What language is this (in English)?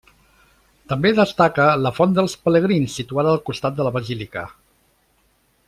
Catalan